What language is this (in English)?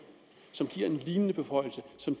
Danish